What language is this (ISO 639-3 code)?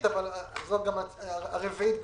heb